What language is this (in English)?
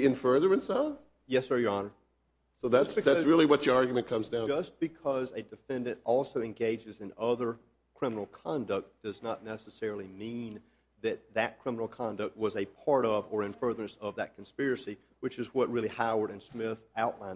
English